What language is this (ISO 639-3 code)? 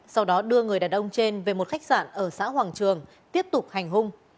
vie